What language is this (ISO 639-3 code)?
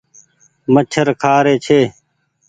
gig